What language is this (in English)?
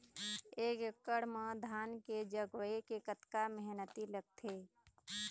Chhattisgarhi